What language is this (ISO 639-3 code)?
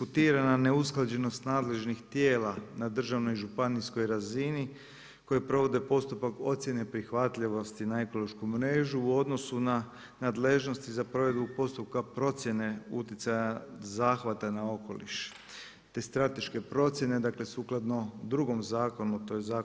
hrv